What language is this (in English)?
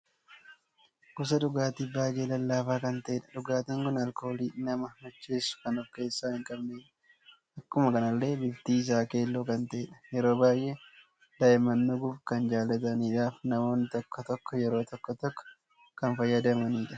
Oromo